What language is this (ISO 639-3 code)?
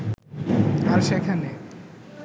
ben